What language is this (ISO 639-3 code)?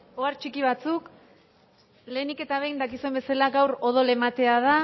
eus